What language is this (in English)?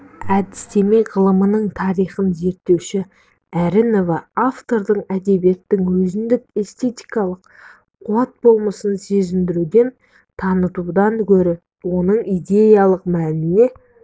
Kazakh